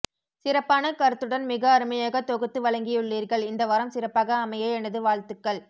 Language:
Tamil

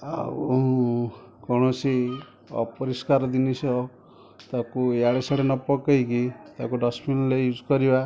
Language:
Odia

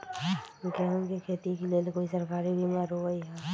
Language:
Magahi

